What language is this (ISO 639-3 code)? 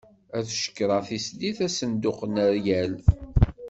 kab